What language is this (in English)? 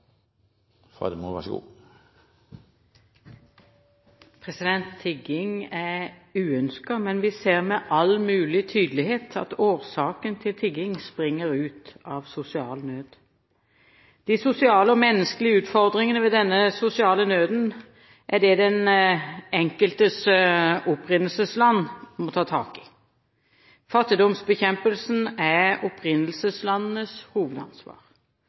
Norwegian Bokmål